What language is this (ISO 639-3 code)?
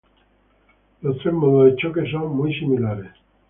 spa